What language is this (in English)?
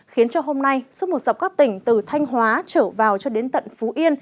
Vietnamese